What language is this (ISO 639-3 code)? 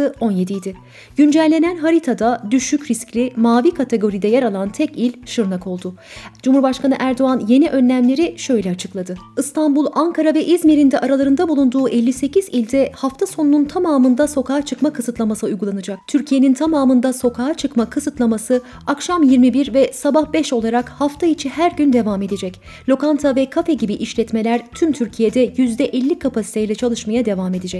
tur